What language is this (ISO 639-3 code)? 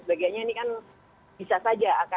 ind